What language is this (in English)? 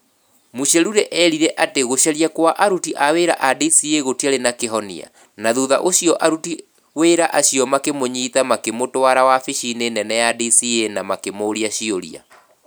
Kikuyu